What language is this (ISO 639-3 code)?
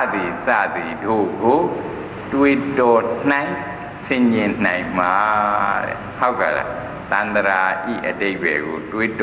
tha